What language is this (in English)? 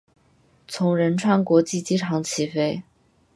Chinese